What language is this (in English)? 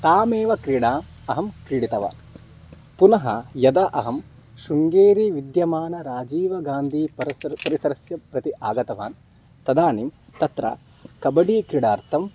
Sanskrit